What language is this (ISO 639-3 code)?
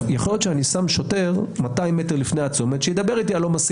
heb